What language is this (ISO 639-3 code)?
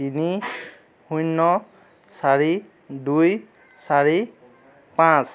asm